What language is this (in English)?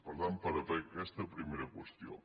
Catalan